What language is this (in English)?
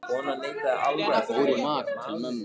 Icelandic